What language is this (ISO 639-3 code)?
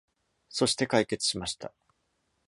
jpn